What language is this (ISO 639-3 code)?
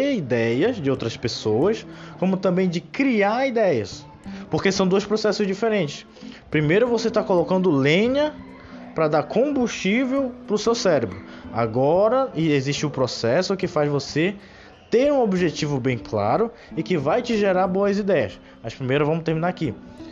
por